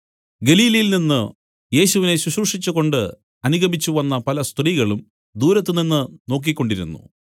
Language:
Malayalam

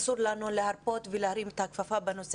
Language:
Hebrew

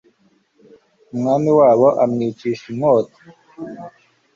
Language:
Kinyarwanda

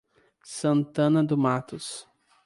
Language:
Portuguese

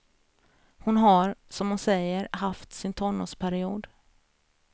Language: Swedish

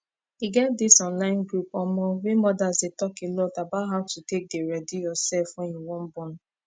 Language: Nigerian Pidgin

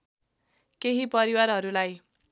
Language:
Nepali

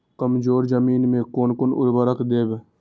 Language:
Maithili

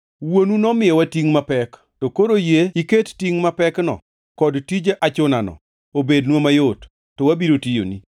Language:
Luo (Kenya and Tanzania)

